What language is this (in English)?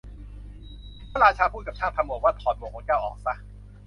Thai